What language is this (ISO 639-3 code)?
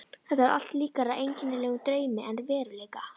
isl